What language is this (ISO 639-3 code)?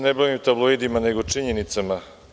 srp